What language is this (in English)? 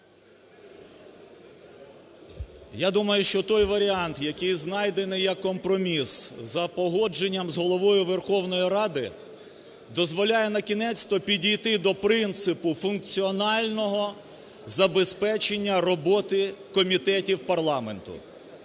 Ukrainian